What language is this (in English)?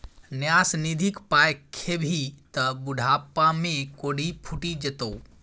Maithili